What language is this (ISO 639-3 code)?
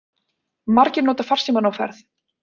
isl